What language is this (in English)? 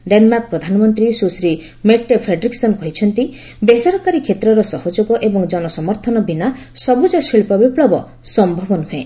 Odia